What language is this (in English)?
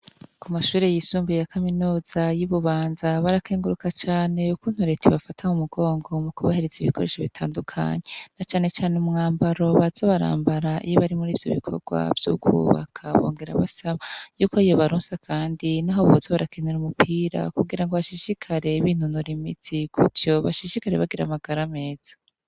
Rundi